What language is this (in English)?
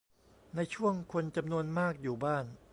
Thai